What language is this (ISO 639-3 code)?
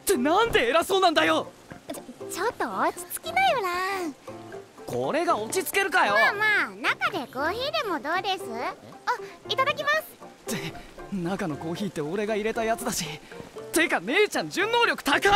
jpn